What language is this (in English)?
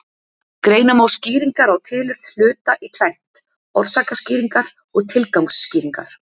Icelandic